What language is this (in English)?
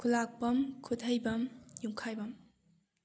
Manipuri